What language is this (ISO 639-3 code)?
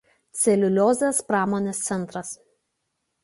lit